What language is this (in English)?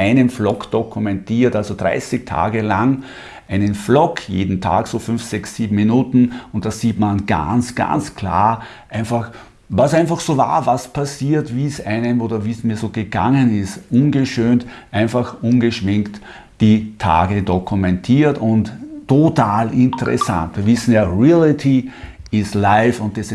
German